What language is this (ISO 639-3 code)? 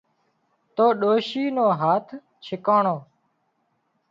kxp